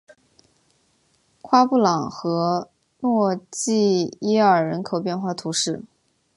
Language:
Chinese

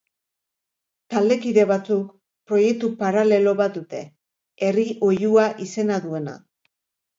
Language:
Basque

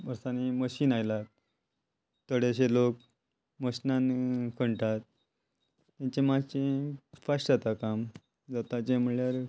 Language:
Konkani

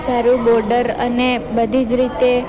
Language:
Gujarati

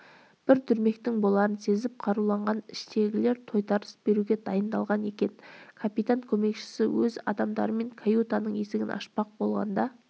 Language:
Kazakh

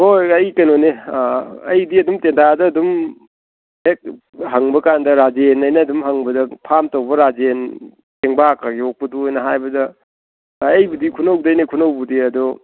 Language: Manipuri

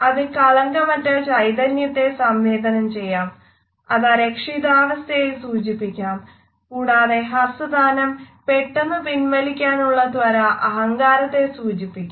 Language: Malayalam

